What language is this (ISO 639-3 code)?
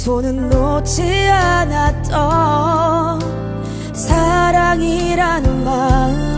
kor